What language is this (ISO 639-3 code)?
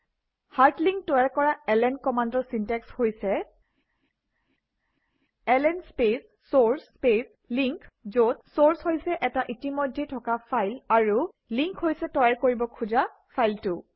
asm